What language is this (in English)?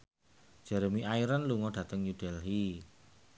Javanese